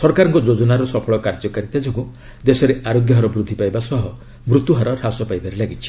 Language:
Odia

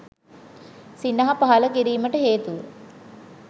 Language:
Sinhala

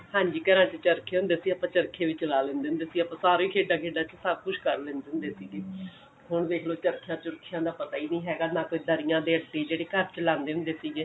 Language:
Punjabi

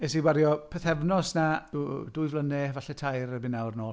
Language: Welsh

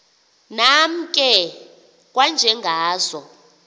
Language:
Xhosa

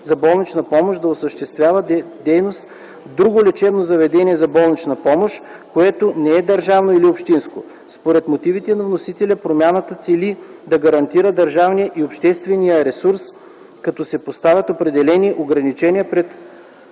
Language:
Bulgarian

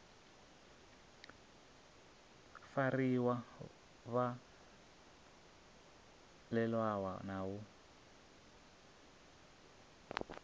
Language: Venda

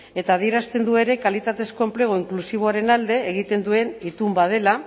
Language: Basque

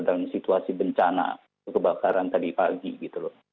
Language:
Indonesian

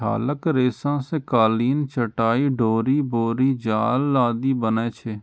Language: Maithili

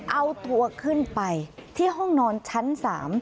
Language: Thai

